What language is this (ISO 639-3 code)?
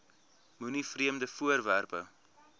afr